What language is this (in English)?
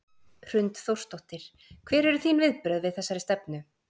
Icelandic